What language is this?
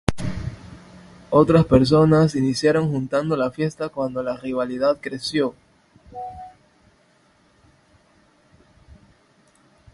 Spanish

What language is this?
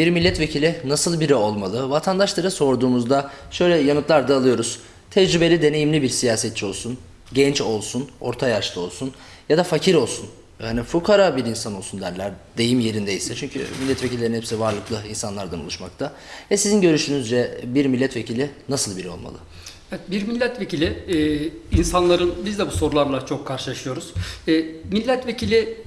Turkish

